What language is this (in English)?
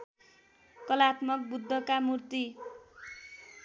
Nepali